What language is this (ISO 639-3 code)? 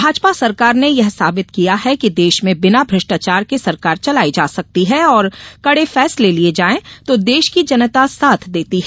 hin